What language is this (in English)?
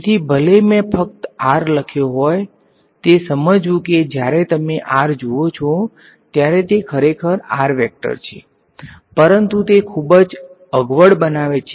Gujarati